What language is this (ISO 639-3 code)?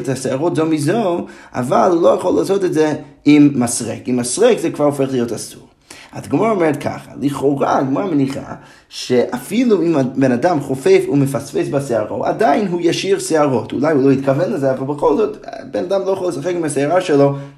heb